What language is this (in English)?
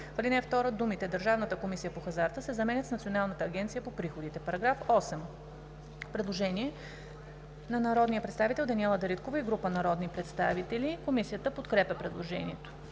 Bulgarian